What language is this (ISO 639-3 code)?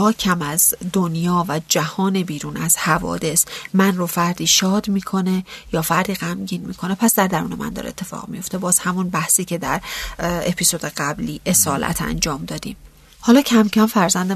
fas